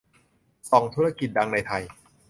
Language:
Thai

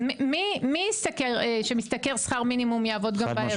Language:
Hebrew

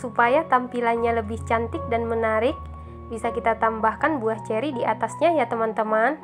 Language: Indonesian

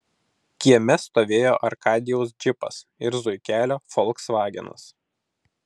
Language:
Lithuanian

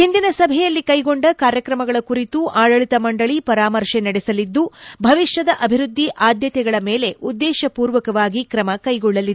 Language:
Kannada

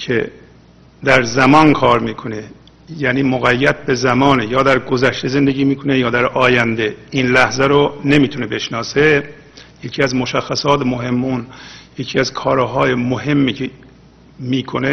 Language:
Persian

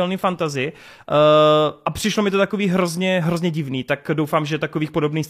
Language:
Czech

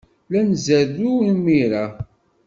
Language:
Kabyle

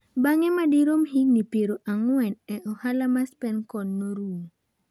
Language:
Luo (Kenya and Tanzania)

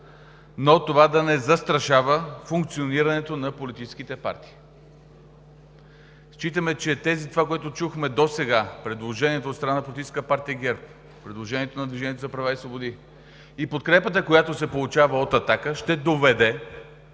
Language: Bulgarian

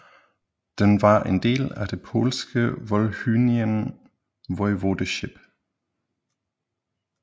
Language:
Danish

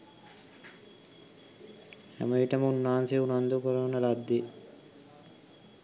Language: Sinhala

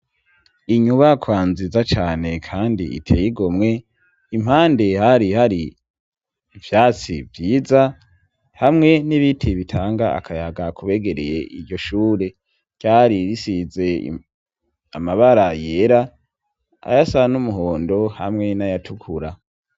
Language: Rundi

